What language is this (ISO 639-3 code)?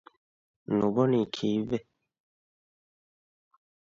div